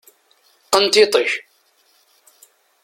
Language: Kabyle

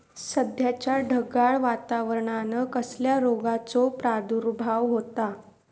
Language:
Marathi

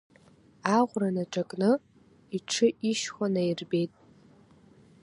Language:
Abkhazian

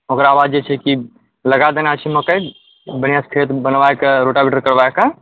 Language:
Maithili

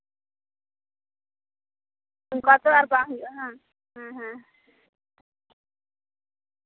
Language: Santali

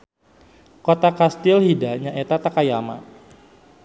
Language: Sundanese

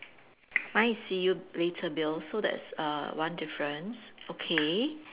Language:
English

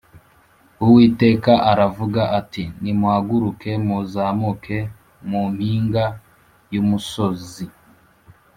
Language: Kinyarwanda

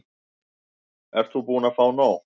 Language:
Icelandic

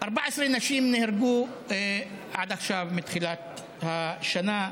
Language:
Hebrew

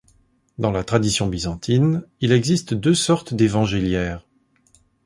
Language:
French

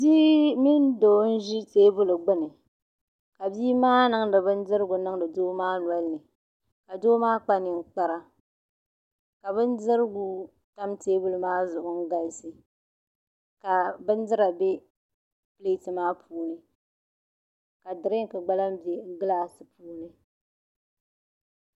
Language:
Dagbani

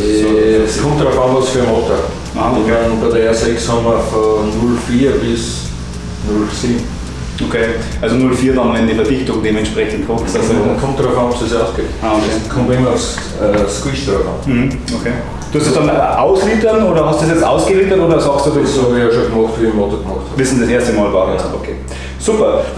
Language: German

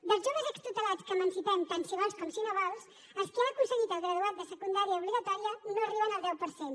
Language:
Catalan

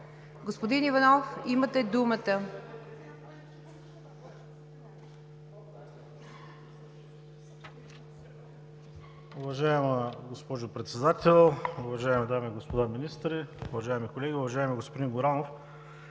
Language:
Bulgarian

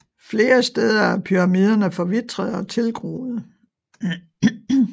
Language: Danish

